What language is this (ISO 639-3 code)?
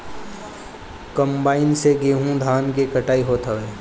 bho